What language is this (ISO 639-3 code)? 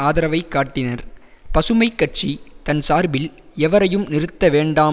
tam